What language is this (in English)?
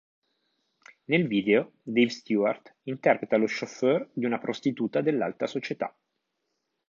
Italian